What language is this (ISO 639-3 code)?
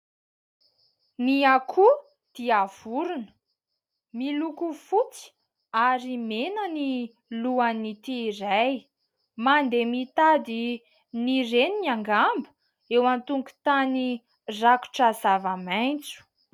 mlg